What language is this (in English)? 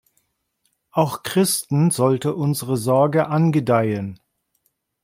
German